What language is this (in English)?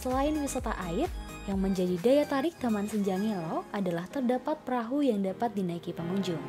Indonesian